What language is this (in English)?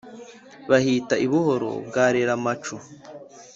Kinyarwanda